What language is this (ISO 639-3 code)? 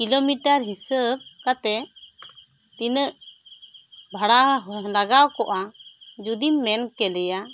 sat